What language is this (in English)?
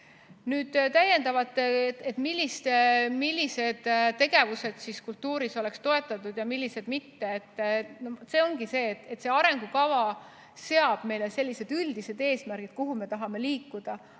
Estonian